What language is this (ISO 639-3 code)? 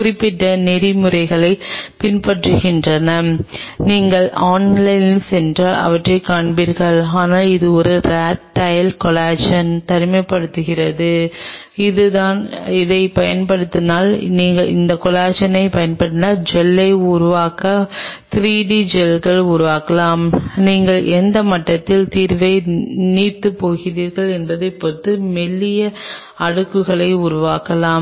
tam